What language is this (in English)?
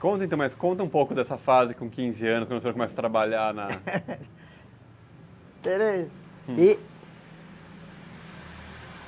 Portuguese